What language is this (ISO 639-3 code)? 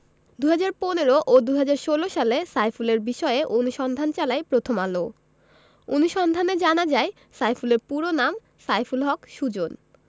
ben